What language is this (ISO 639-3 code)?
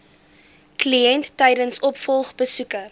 afr